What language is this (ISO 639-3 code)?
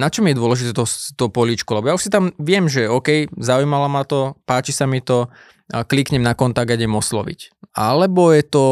slk